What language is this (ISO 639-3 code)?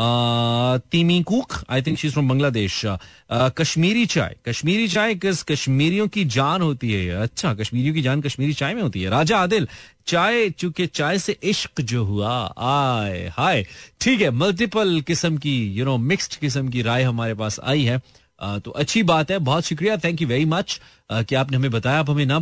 hin